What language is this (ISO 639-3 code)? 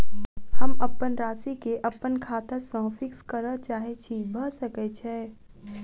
mai